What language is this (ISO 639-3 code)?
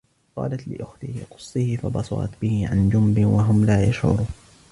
ara